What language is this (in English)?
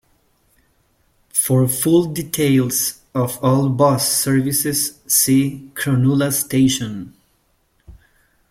English